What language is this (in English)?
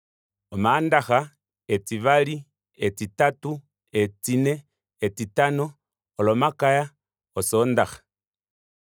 Kuanyama